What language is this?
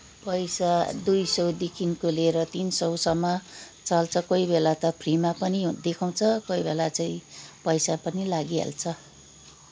Nepali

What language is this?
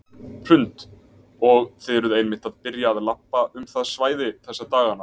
Icelandic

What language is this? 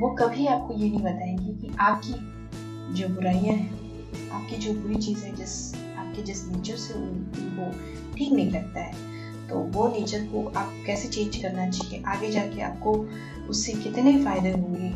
Hindi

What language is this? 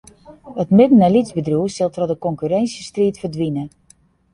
Western Frisian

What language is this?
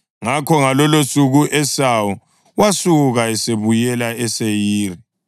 North Ndebele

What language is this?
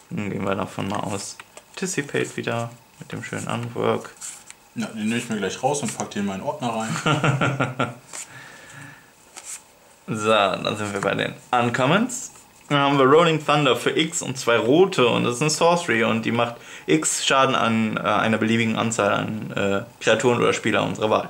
German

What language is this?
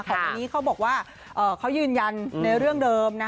Thai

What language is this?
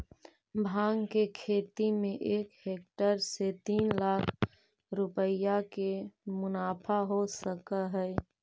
Magahi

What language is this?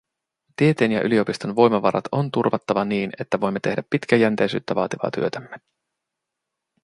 Finnish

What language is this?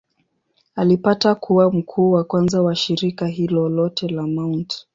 Swahili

